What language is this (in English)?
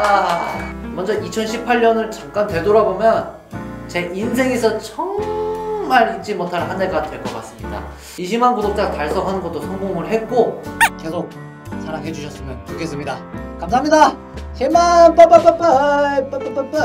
Korean